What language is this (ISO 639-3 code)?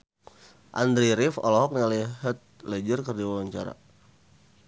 sun